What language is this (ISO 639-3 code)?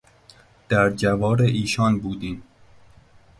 fas